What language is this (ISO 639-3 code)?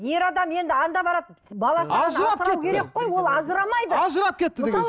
kaz